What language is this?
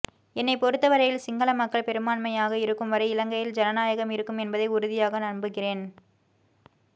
Tamil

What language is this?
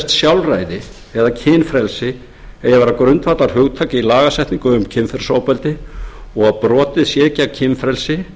Icelandic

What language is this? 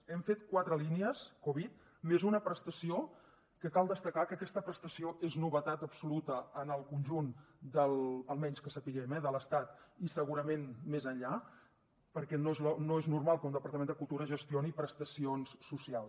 Catalan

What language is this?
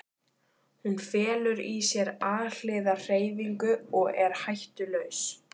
Icelandic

